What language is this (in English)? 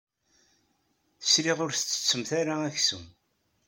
Kabyle